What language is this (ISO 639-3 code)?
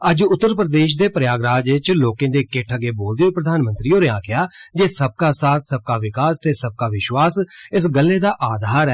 doi